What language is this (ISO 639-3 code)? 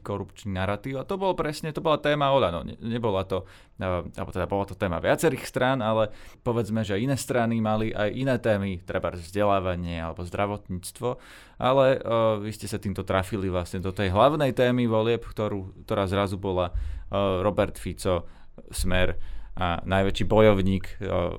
slk